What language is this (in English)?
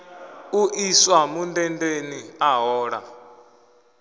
Venda